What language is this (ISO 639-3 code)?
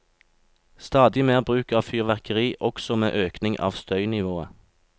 nor